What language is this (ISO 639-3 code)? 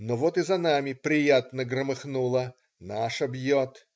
rus